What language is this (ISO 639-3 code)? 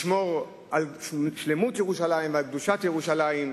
heb